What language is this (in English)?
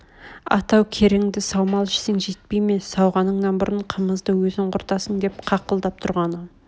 Kazakh